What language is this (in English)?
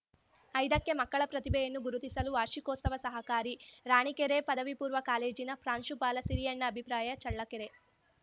Kannada